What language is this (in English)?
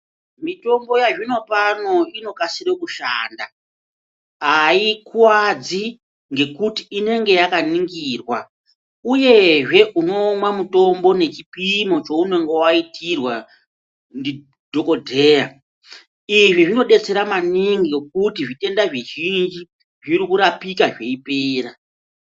Ndau